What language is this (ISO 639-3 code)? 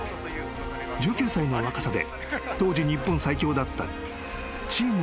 jpn